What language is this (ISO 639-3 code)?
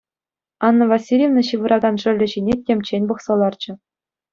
chv